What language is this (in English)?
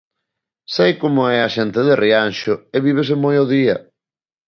Galician